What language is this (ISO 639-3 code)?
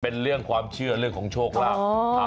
tha